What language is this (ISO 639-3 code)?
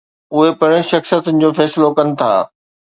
snd